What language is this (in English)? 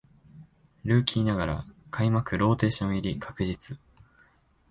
Japanese